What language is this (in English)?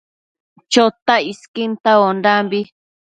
Matsés